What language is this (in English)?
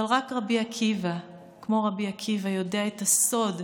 Hebrew